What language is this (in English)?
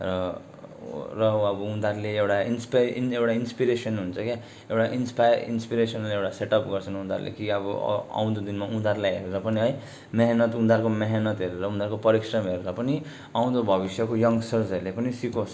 Nepali